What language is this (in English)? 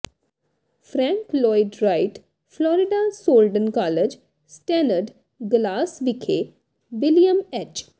Punjabi